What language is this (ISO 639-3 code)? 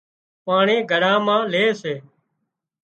kxp